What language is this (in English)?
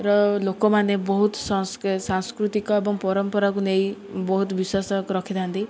Odia